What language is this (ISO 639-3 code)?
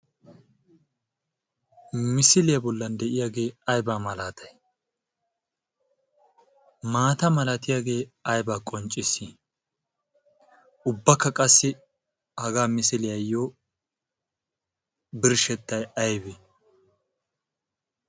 wal